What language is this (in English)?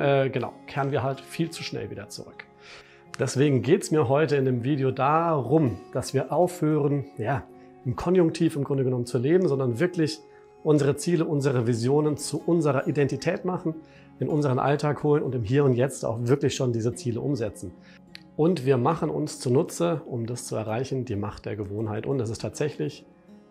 German